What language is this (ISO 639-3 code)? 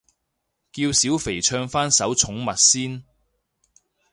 yue